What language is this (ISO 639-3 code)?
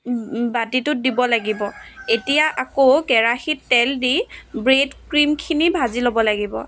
asm